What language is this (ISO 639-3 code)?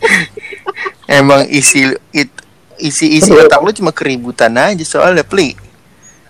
ind